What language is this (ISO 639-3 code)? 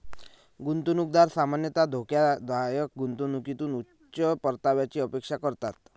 mar